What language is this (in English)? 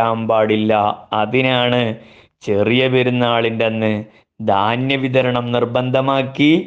Malayalam